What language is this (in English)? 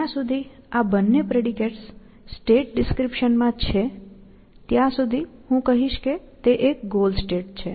Gujarati